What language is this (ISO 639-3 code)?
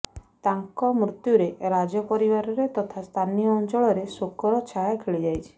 ori